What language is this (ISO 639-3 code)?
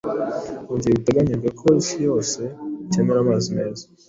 kin